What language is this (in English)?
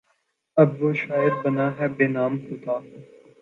Urdu